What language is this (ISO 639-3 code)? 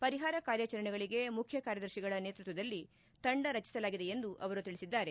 kan